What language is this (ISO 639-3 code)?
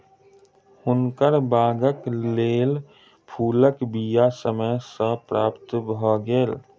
mai